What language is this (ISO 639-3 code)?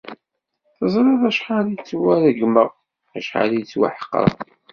kab